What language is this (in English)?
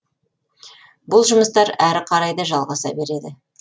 Kazakh